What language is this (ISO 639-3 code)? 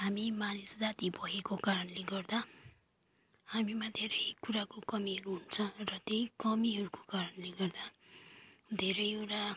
nep